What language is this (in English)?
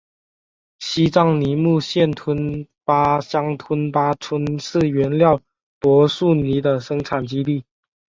Chinese